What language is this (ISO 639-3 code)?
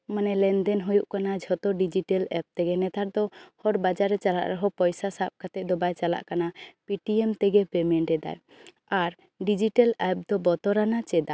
sat